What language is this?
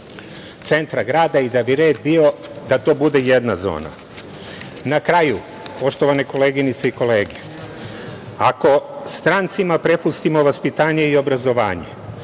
Serbian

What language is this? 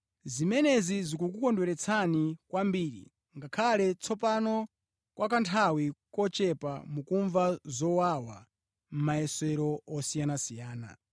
Nyanja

